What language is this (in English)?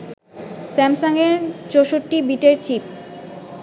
Bangla